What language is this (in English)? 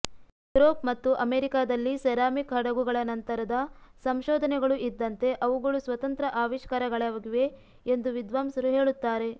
Kannada